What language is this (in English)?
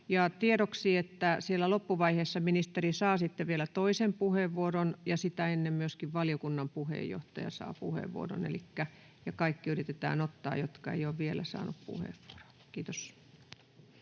Finnish